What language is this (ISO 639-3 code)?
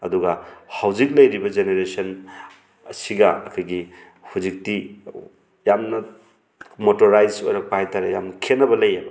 mni